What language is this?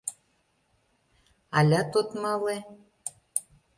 Mari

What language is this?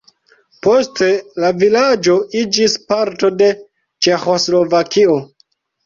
Esperanto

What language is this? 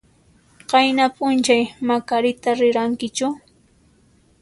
Puno Quechua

